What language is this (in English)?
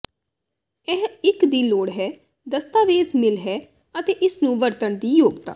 Punjabi